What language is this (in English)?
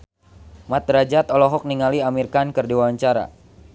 Sundanese